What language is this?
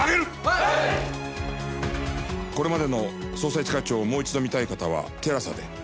Japanese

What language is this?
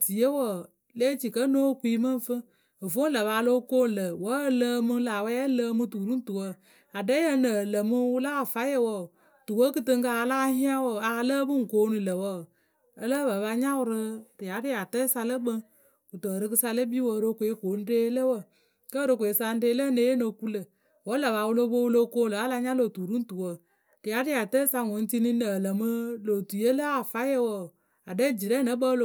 Akebu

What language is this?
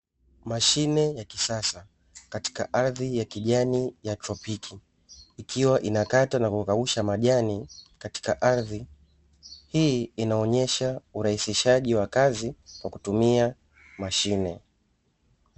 Swahili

